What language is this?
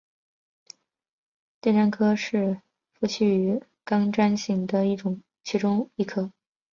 Chinese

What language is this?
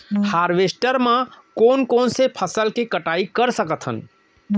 Chhattisgarhi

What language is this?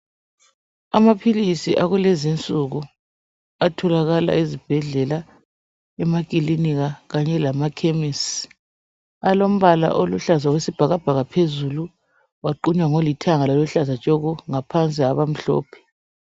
North Ndebele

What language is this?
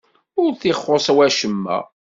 Kabyle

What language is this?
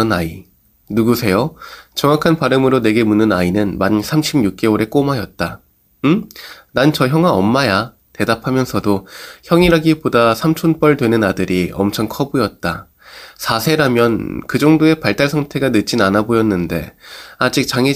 Korean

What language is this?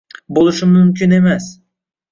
Uzbek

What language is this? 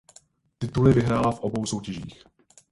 Czech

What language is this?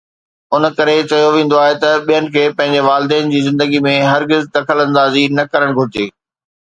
Sindhi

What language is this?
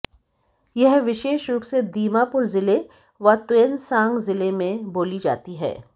Hindi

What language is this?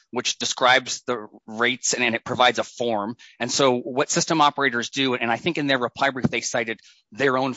English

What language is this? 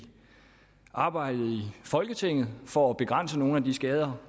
Danish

